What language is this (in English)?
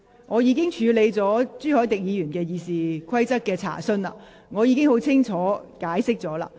Cantonese